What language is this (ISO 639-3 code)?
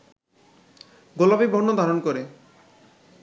ben